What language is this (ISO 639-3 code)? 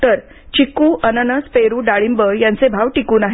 mar